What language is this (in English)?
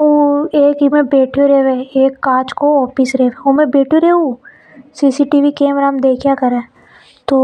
Hadothi